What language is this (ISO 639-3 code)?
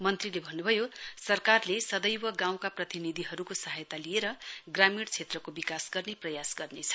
nep